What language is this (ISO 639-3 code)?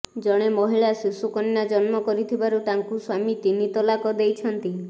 ori